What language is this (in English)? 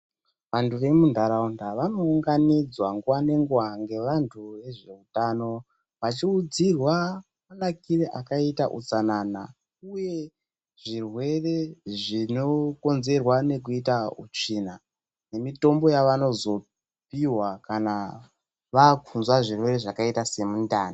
Ndau